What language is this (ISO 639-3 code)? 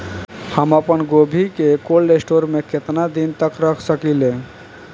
bho